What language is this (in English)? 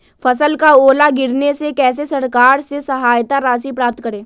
Magahi